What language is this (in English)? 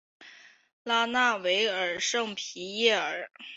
Chinese